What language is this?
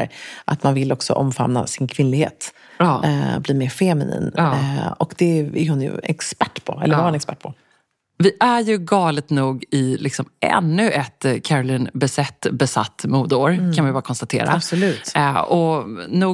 Swedish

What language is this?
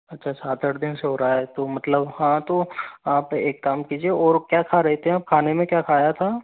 Hindi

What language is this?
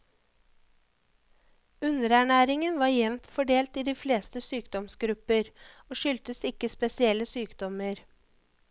Norwegian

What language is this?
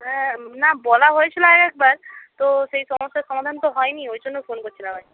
Bangla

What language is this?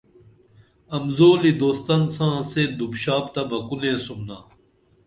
Dameli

